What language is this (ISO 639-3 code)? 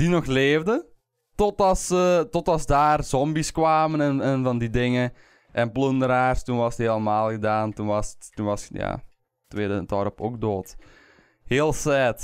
nld